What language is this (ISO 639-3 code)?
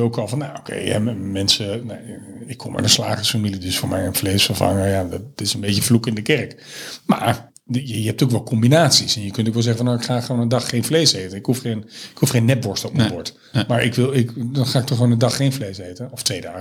nld